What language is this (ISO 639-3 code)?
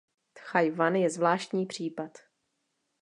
ces